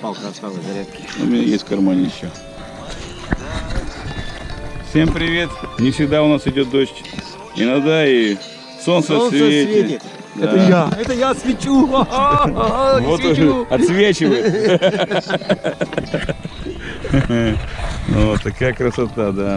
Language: Russian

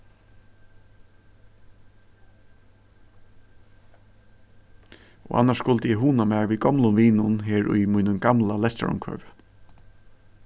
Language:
Faroese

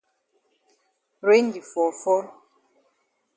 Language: Cameroon Pidgin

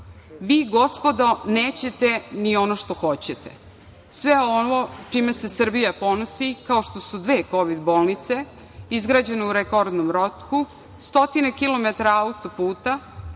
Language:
Serbian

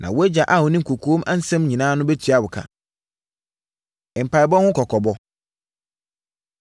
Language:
Akan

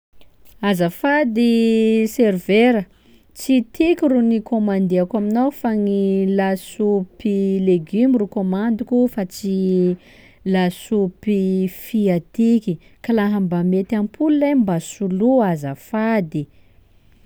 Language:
Sakalava Malagasy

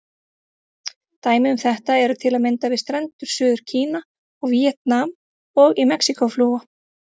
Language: Icelandic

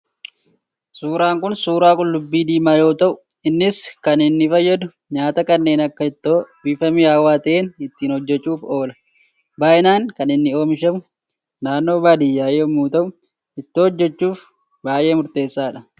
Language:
Oromo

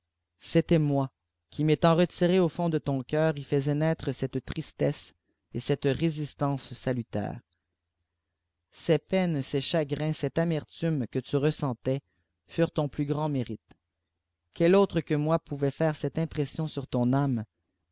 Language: French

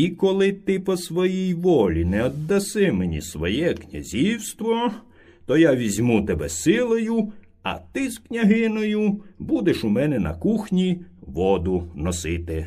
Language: Ukrainian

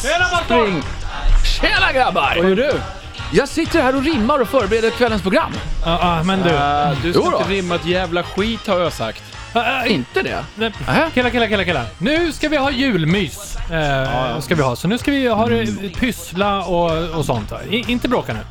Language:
Swedish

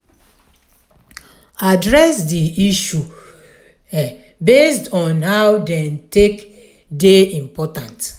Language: Nigerian Pidgin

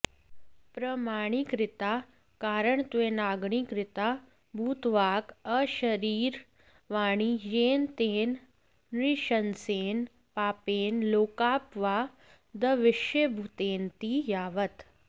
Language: Sanskrit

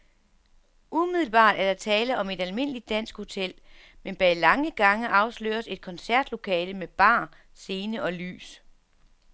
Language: Danish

